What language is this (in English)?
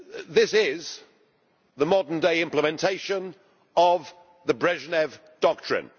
English